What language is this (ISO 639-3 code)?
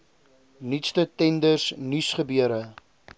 afr